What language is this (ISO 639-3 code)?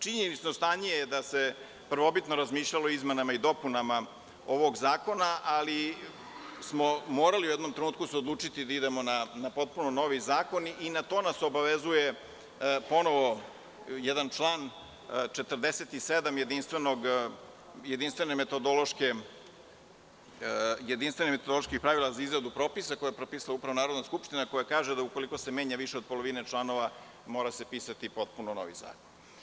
srp